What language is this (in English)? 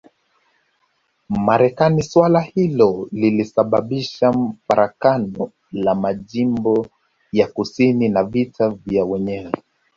Swahili